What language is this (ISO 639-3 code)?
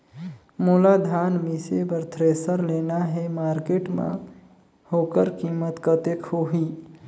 hne